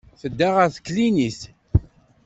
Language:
Kabyle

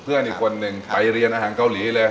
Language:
Thai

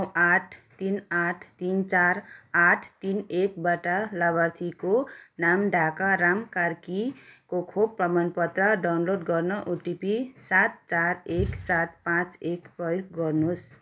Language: Nepali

